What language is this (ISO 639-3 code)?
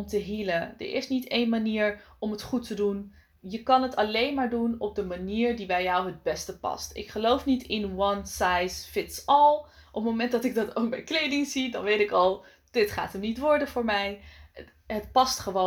nld